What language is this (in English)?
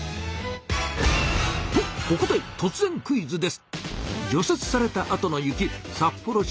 Japanese